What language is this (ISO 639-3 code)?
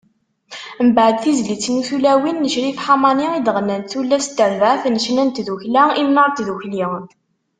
kab